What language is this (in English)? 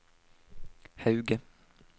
Norwegian